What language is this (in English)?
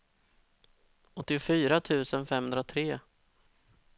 Swedish